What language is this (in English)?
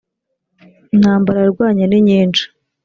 Kinyarwanda